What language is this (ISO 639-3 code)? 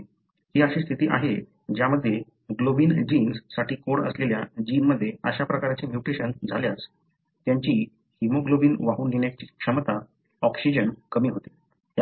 mar